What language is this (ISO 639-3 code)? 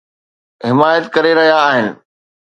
snd